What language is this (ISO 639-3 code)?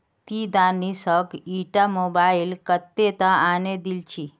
mag